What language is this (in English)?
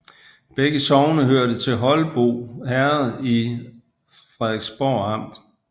Danish